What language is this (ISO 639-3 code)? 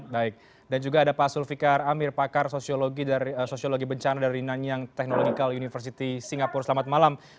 ind